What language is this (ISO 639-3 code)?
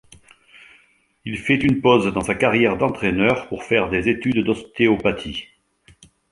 fra